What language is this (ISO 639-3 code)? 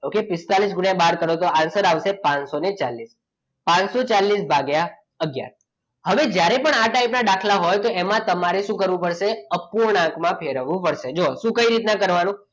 guj